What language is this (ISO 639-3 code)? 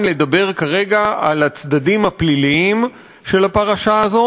heb